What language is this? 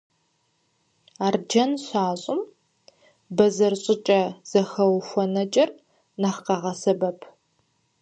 Kabardian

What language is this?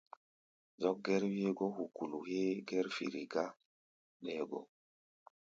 Gbaya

